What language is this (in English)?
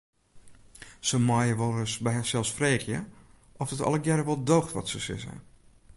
Western Frisian